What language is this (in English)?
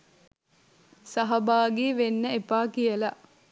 Sinhala